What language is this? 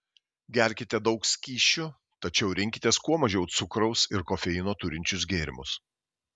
Lithuanian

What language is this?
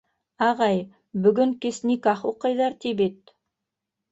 Bashkir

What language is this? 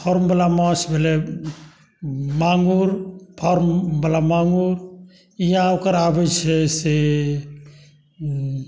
Maithili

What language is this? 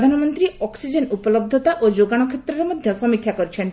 Odia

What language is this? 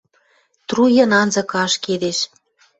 Western Mari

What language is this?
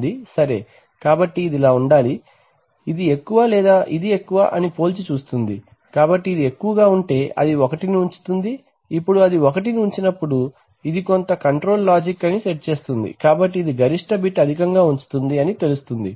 Telugu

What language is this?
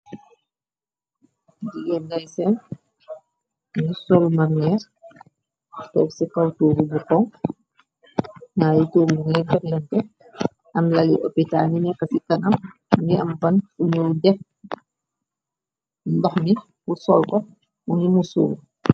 Wolof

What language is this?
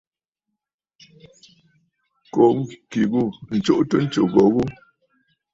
Bafut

